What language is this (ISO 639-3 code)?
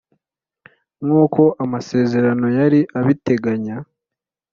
kin